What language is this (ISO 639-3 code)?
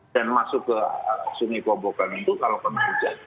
ind